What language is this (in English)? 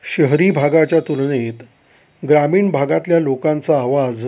Marathi